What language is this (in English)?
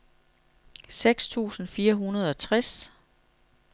Danish